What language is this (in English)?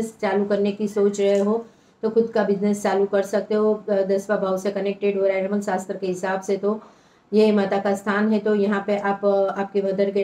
Hindi